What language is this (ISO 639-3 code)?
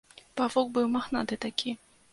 bel